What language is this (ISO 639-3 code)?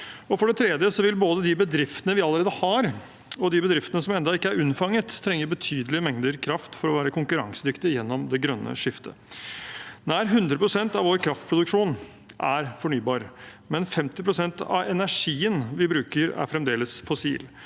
nor